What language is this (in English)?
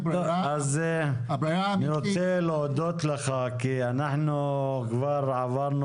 Hebrew